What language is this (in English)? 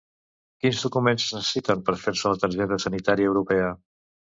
Catalan